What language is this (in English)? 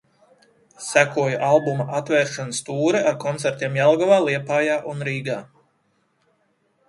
Latvian